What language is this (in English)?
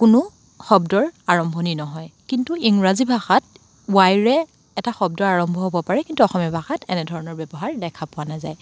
Assamese